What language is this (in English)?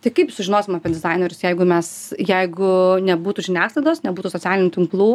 Lithuanian